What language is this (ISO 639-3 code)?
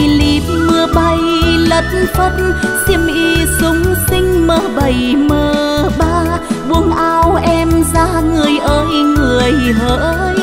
vie